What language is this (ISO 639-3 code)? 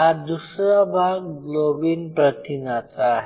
mar